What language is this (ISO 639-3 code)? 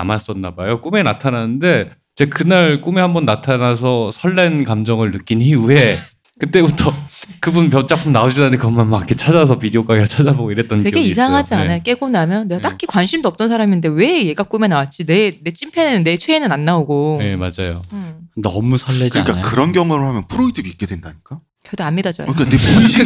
kor